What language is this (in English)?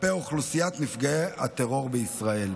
Hebrew